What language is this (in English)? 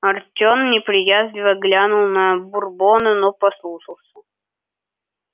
Russian